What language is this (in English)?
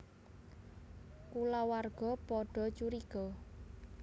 Javanese